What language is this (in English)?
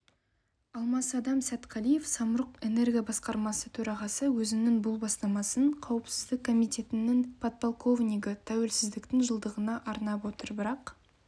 Kazakh